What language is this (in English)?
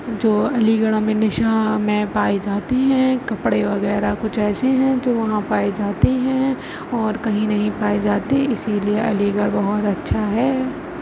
Urdu